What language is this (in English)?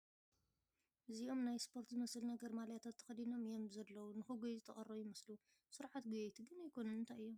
Tigrinya